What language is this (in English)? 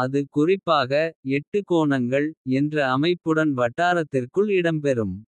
Kota (India)